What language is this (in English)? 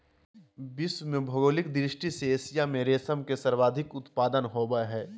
Magahi